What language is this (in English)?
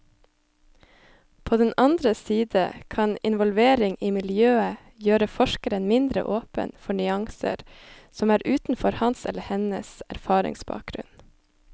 Norwegian